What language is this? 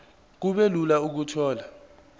Zulu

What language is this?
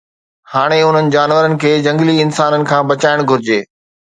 Sindhi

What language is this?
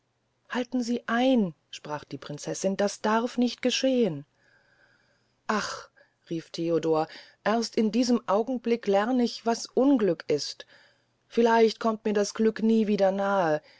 German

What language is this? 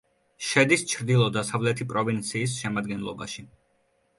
Georgian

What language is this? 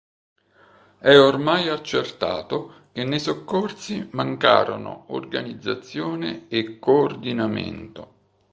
Italian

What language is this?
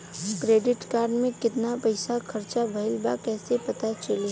Bhojpuri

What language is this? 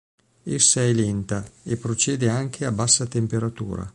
Italian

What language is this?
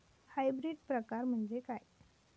Marathi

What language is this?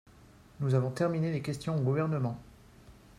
French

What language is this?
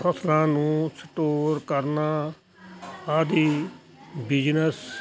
Punjabi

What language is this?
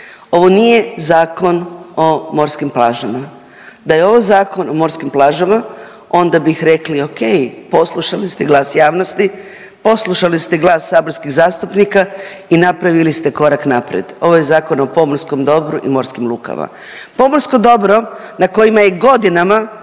Croatian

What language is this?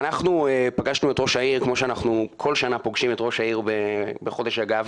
Hebrew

